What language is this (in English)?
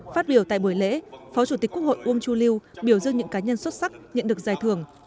Vietnamese